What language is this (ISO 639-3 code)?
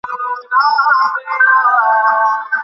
ben